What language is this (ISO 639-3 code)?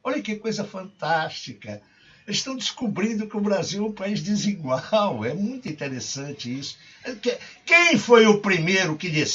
por